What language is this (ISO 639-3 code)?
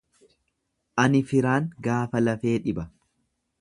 orm